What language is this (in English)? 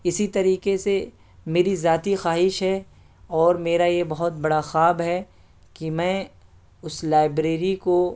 Urdu